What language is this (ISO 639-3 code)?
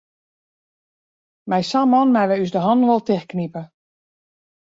fry